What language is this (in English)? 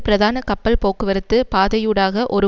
Tamil